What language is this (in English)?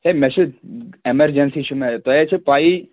Kashmiri